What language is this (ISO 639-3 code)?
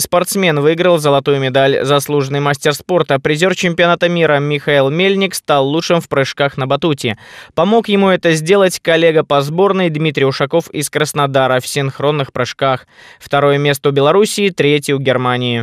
rus